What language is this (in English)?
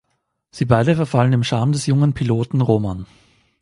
German